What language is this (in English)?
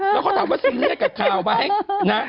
Thai